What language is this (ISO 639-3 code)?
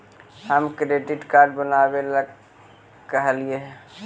mag